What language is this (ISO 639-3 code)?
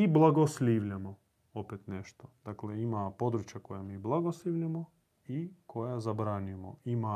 hrv